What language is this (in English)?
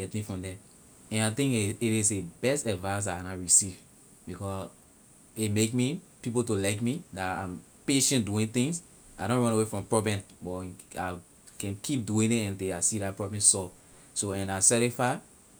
Liberian English